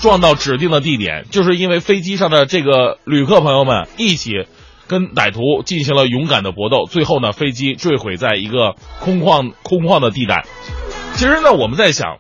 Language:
Chinese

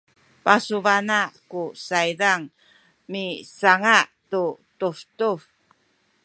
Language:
Sakizaya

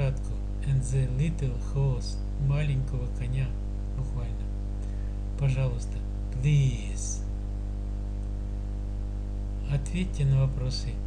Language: Russian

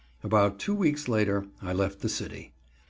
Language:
English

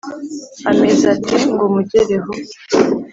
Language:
Kinyarwanda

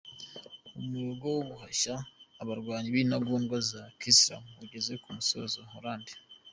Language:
Kinyarwanda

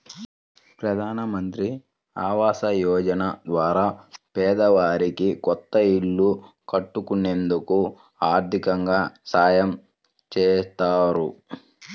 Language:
Telugu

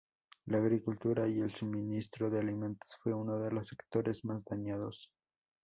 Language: Spanish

